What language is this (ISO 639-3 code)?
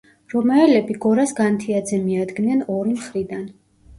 kat